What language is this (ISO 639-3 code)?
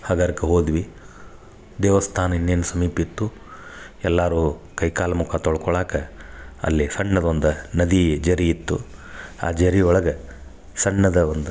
kan